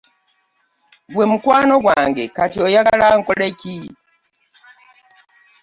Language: Ganda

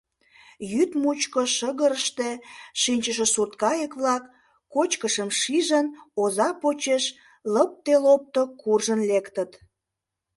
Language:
Mari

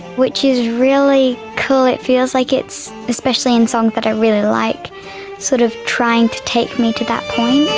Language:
English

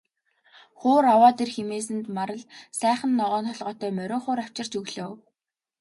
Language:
Mongolian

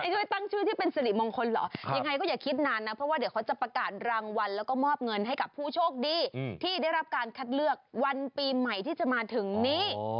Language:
Thai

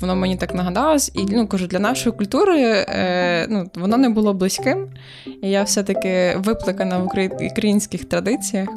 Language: Ukrainian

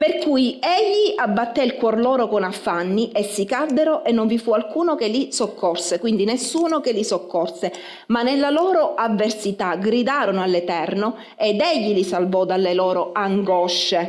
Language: Italian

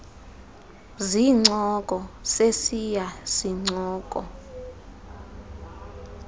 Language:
Xhosa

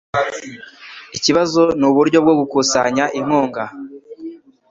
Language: Kinyarwanda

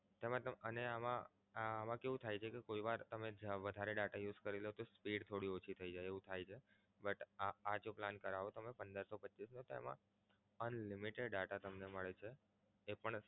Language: Gujarati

